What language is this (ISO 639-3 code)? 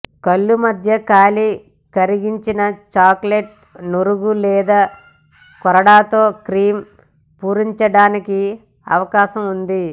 tel